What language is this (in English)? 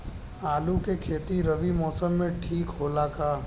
Bhojpuri